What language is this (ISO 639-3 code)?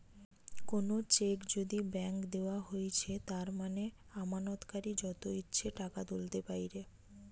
ben